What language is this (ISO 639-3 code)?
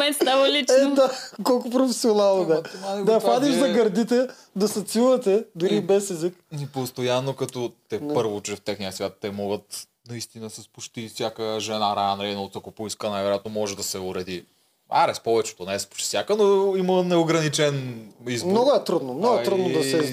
bul